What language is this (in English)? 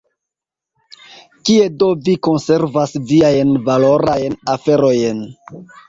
Esperanto